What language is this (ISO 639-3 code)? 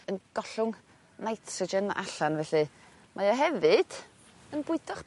cym